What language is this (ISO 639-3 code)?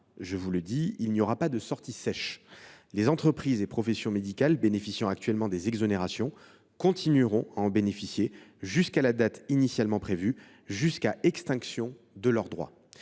fra